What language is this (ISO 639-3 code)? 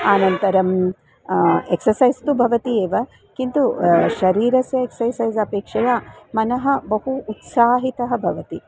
san